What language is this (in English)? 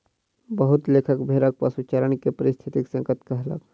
Maithili